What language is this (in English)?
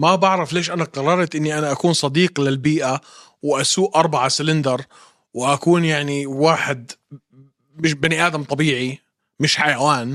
Arabic